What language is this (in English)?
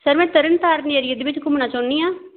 Punjabi